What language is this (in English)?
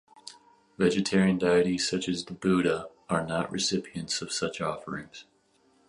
English